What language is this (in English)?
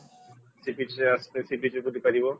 Odia